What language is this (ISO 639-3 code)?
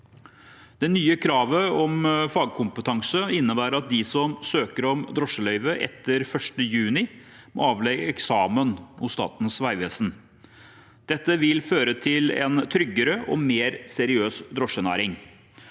nor